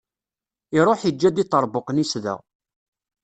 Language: Kabyle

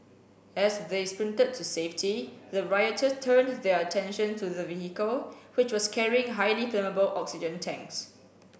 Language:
English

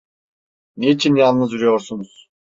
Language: Turkish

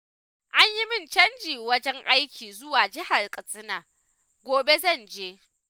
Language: Hausa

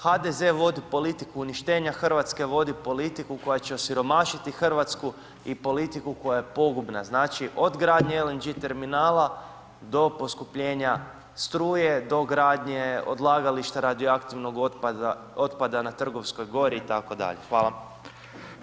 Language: Croatian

